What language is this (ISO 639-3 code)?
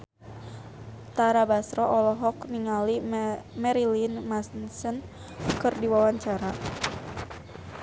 sun